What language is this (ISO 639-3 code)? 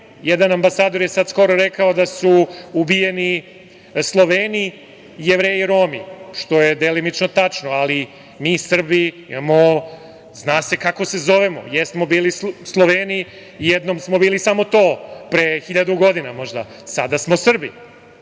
srp